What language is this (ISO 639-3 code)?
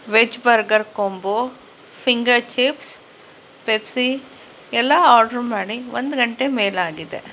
kan